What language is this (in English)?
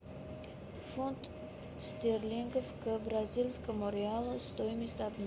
Russian